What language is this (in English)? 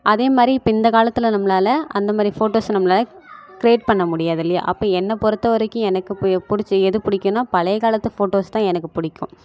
Tamil